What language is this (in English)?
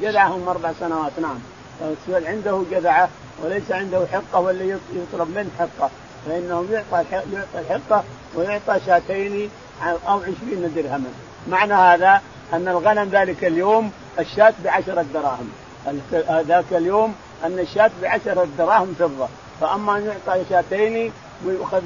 Arabic